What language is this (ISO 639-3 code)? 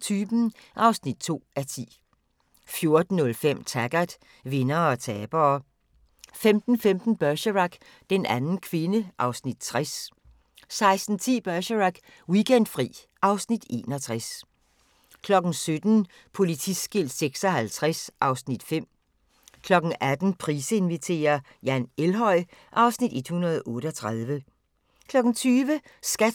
dan